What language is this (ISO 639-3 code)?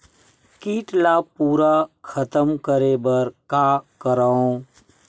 hne